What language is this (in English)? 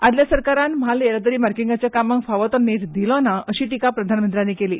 Konkani